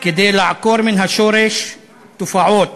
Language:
Hebrew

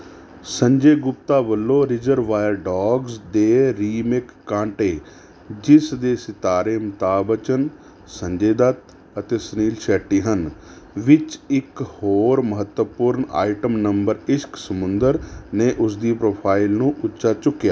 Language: Punjabi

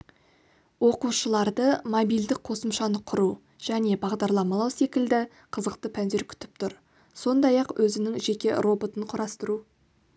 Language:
Kazakh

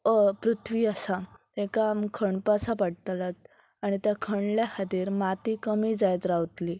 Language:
Konkani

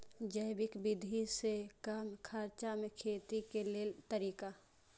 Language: Maithili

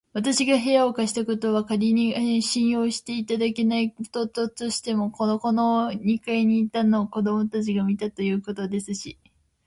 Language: Japanese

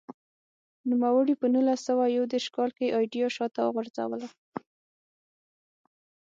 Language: Pashto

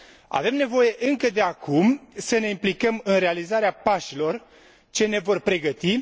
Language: Romanian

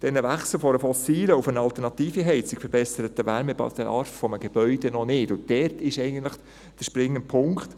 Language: Swiss German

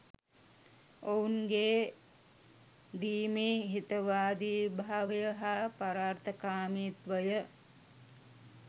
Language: Sinhala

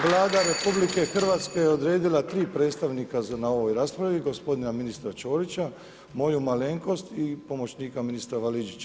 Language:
Croatian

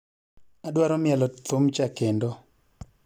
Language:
Luo (Kenya and Tanzania)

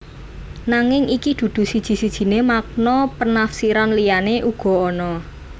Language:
Javanese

